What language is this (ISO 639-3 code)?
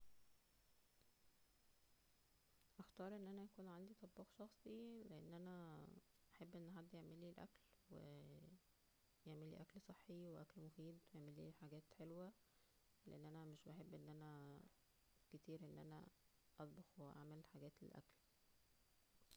arz